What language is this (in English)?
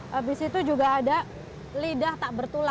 Indonesian